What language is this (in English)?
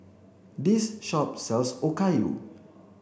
English